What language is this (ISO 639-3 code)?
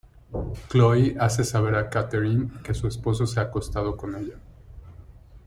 spa